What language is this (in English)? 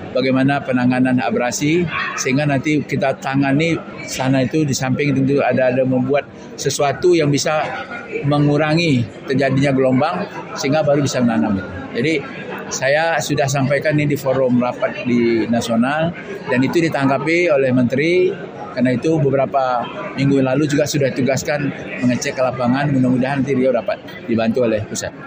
Indonesian